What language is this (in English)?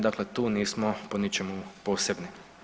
Croatian